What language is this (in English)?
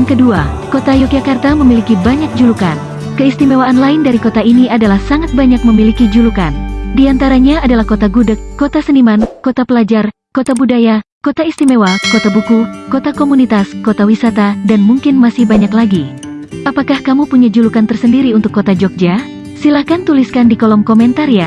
Indonesian